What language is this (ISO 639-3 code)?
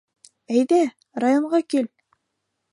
bak